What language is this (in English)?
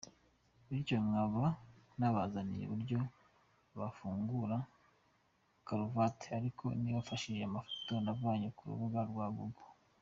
Kinyarwanda